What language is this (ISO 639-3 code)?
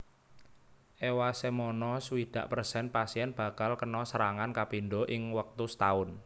jav